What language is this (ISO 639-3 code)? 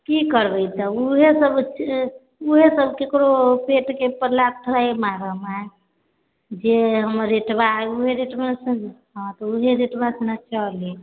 mai